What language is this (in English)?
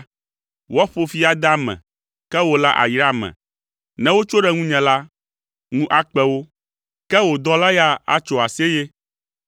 Ewe